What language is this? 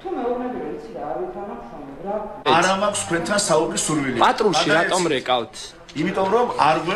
Romanian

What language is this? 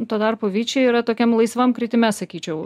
Lithuanian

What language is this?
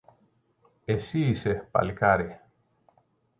Greek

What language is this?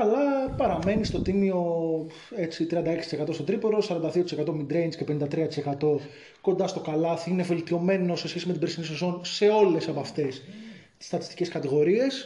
Greek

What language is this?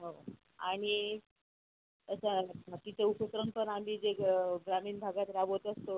Marathi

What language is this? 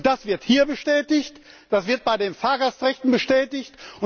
German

